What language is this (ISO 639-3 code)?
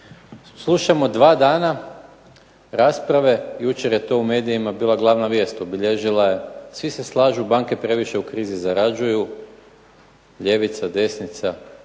hrv